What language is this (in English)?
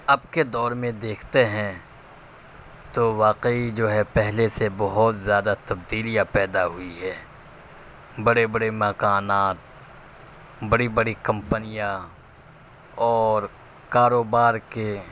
Urdu